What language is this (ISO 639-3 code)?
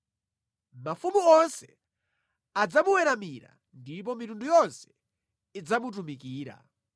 nya